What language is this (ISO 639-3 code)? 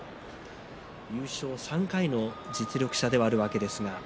jpn